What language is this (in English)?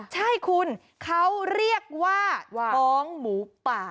Thai